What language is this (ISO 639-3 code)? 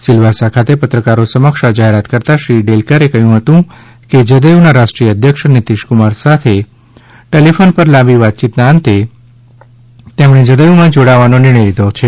guj